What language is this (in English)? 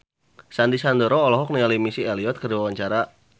Sundanese